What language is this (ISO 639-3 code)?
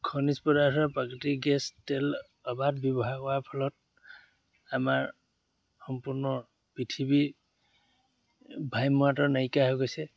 asm